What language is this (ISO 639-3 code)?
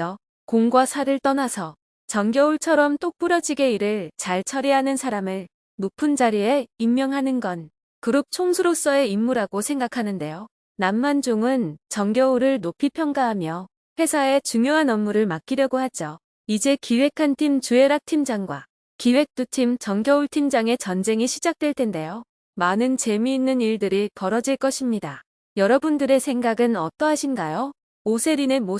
kor